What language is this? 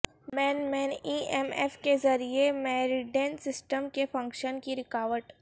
Urdu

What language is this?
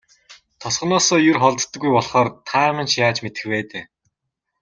Mongolian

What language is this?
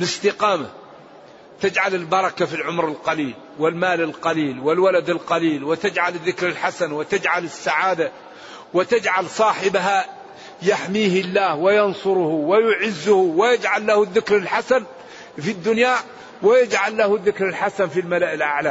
Arabic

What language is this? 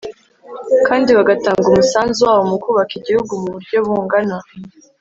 Kinyarwanda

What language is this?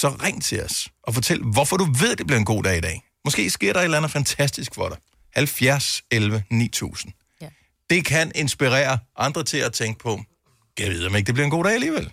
Danish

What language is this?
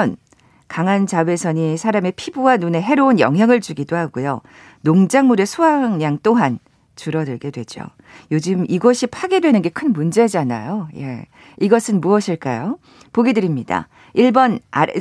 Korean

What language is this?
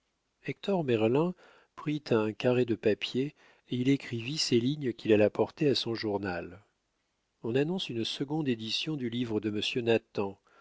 French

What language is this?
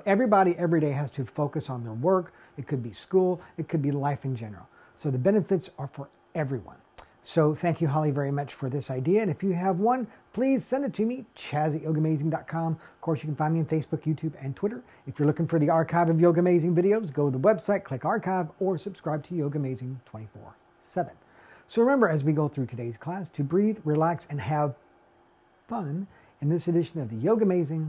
English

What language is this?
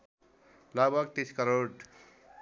Nepali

